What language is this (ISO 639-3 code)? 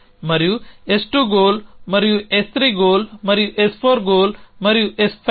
tel